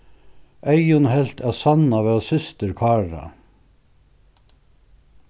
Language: Faroese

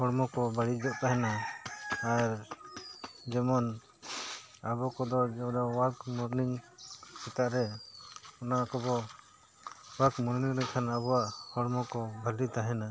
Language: Santali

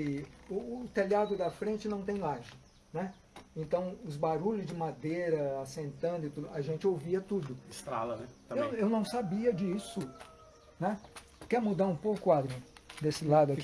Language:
Portuguese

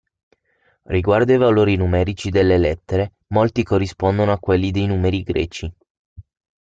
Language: Italian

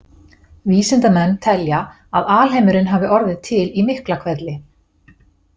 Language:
Icelandic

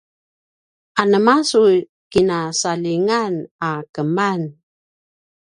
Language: Paiwan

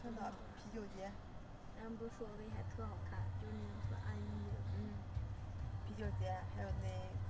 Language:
Chinese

